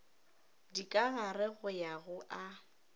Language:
Northern Sotho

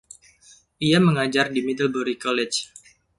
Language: Indonesian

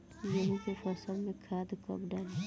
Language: Bhojpuri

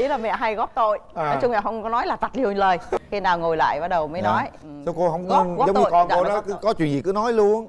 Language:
Vietnamese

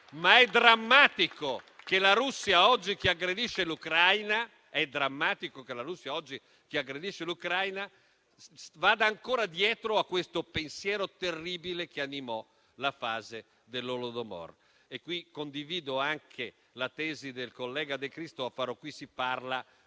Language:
Italian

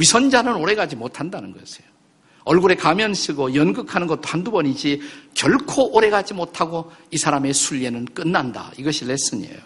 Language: Korean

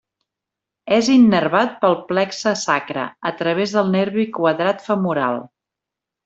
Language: Catalan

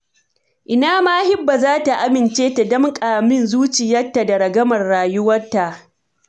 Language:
Hausa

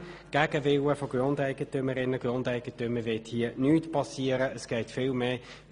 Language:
Swiss German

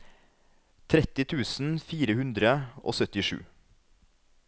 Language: Norwegian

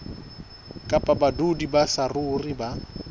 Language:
Southern Sotho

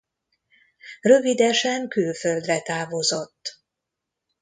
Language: Hungarian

